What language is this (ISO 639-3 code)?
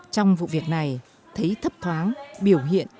vie